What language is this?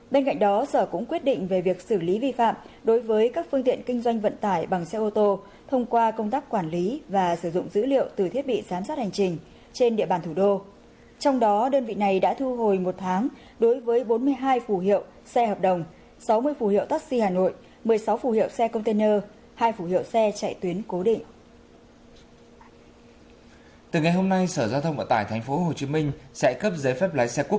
Vietnamese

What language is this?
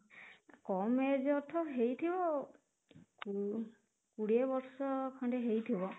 Odia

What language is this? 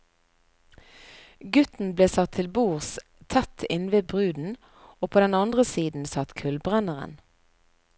Norwegian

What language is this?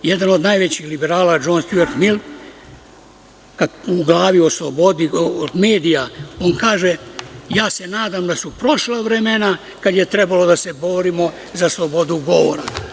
Serbian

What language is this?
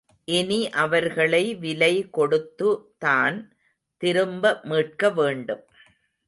Tamil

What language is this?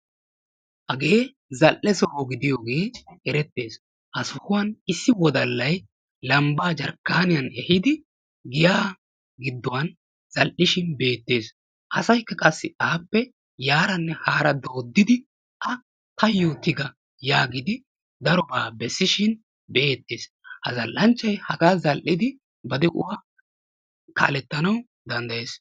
Wolaytta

